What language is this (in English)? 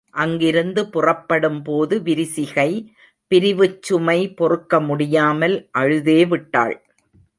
Tamil